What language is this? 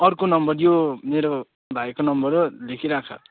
Nepali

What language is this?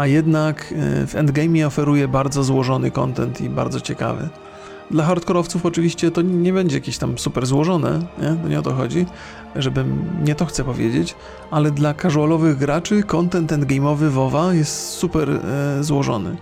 Polish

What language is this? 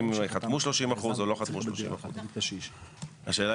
Hebrew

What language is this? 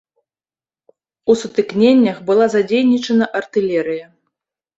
Belarusian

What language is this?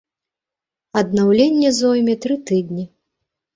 Belarusian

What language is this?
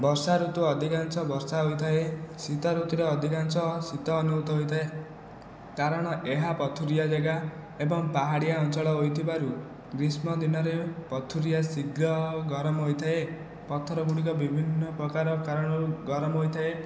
Odia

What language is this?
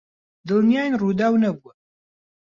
Central Kurdish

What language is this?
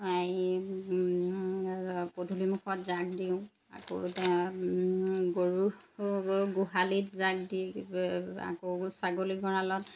Assamese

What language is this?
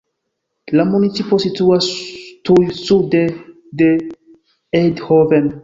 Esperanto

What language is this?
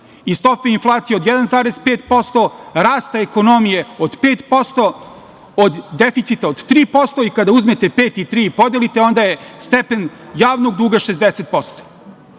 Serbian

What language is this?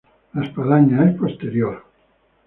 Spanish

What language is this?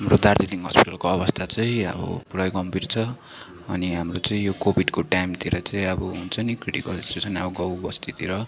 Nepali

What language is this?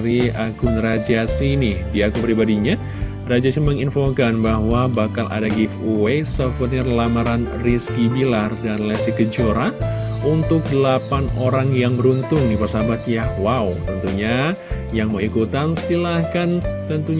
Indonesian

